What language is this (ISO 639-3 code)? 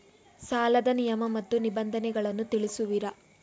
kan